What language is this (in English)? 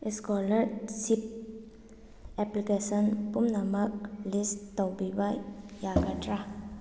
Manipuri